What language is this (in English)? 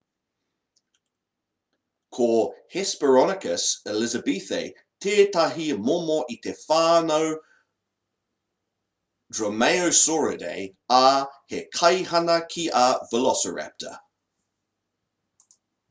Māori